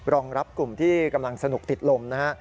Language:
Thai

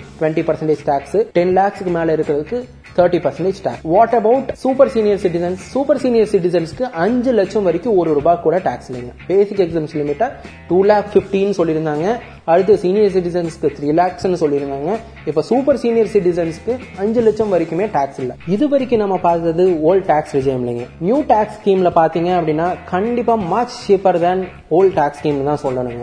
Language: Tamil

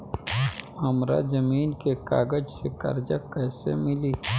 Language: Bhojpuri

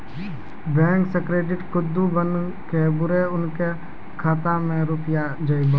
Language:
Maithili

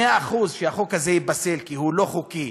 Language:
Hebrew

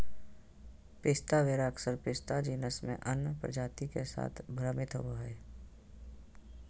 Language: Magahi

